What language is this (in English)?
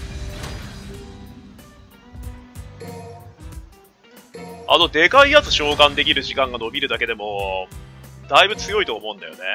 Japanese